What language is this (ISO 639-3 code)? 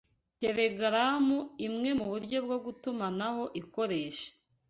kin